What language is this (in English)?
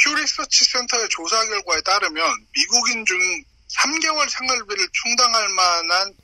Korean